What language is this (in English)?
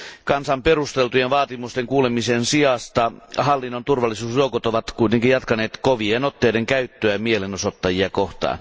Finnish